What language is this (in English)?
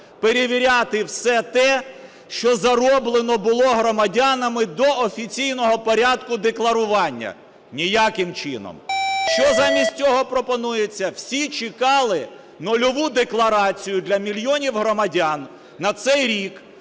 Ukrainian